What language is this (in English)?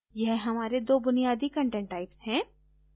Hindi